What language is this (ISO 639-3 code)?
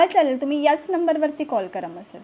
mar